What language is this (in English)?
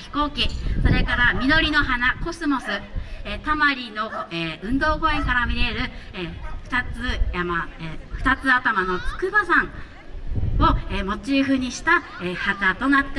Japanese